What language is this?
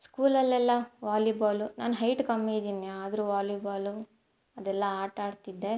Kannada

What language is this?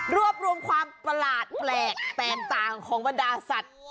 Thai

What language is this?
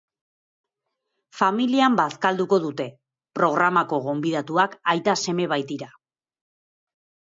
Basque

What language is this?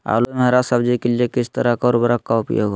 Magahi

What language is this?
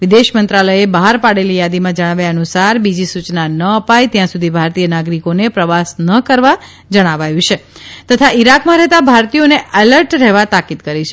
Gujarati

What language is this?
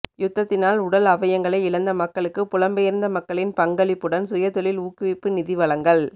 Tamil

